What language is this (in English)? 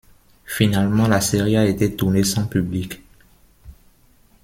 French